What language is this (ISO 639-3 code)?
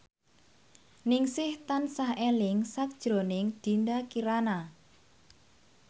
jav